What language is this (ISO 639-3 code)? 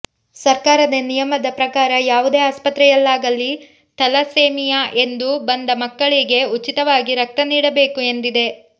kan